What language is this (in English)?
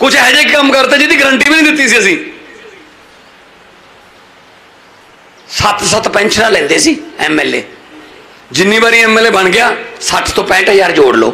Hindi